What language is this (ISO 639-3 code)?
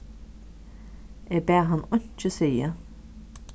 fao